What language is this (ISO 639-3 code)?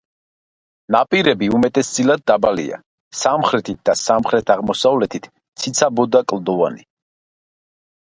kat